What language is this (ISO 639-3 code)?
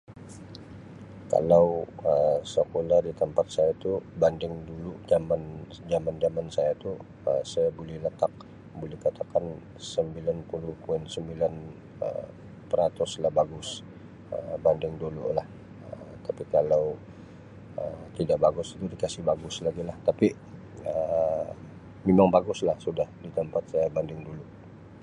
msi